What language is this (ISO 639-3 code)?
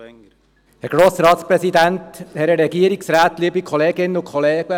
gsw